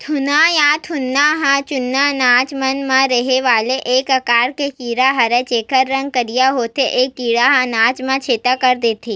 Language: Chhattisgarhi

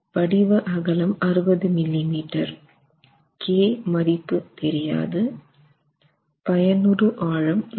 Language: Tamil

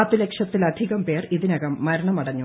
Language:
Malayalam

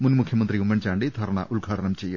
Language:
Malayalam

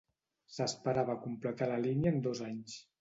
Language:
Catalan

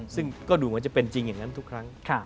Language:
Thai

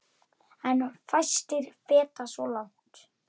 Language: Icelandic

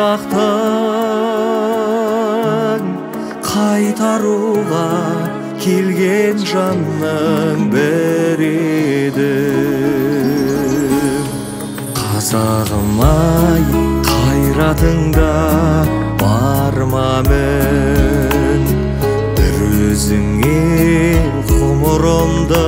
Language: Turkish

